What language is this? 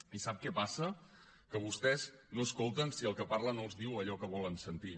Catalan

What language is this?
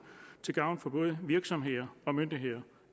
Danish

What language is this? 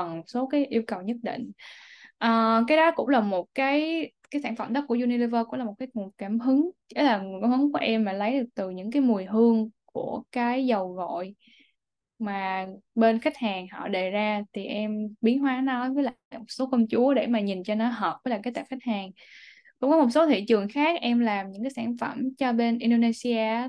Vietnamese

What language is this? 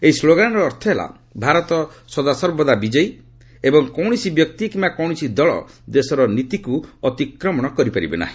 Odia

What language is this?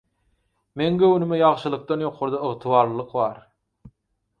Turkmen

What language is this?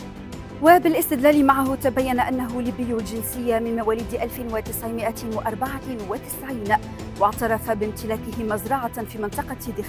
Arabic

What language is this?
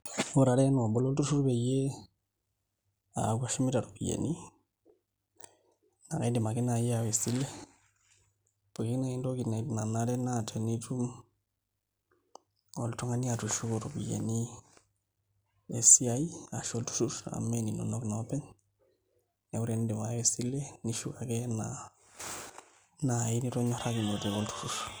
Masai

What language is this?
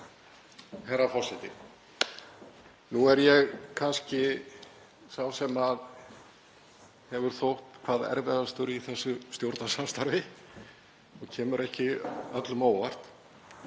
Icelandic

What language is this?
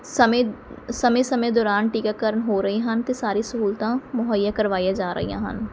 Punjabi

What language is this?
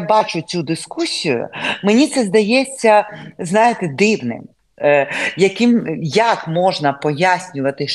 Ukrainian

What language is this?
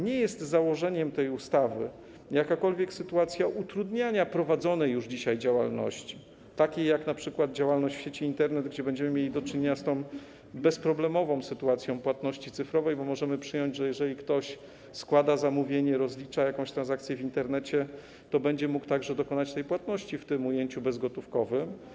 Polish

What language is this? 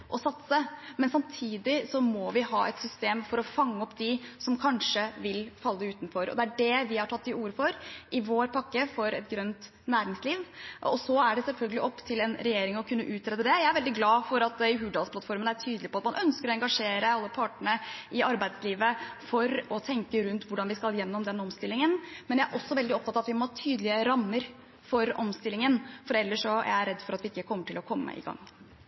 Norwegian Bokmål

